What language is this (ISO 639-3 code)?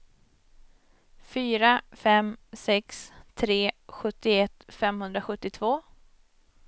swe